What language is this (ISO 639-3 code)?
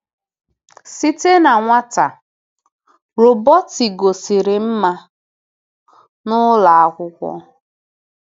ibo